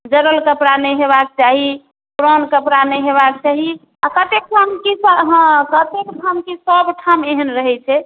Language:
Maithili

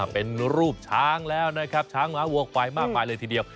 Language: Thai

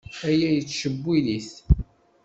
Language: Kabyle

